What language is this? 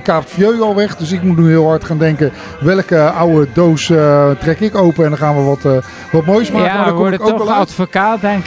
Dutch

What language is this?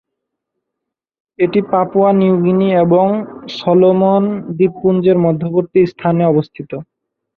Bangla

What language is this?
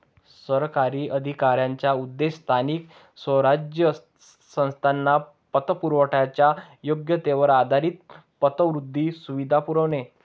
Marathi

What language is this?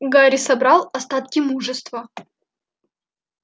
Russian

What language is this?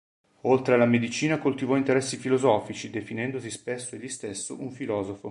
Italian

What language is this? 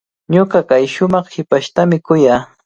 Cajatambo North Lima Quechua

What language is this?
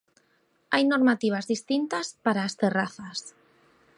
Galician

